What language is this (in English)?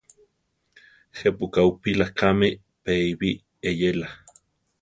Central Tarahumara